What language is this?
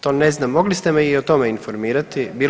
Croatian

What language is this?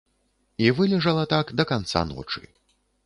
Belarusian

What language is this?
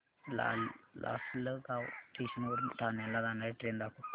Marathi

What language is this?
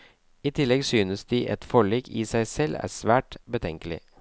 Norwegian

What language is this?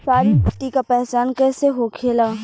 Bhojpuri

